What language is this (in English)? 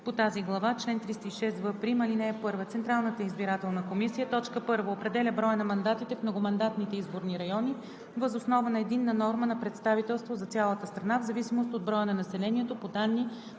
Bulgarian